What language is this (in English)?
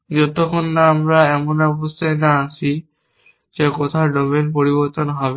Bangla